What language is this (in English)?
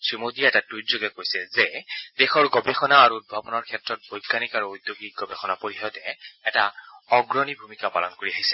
Assamese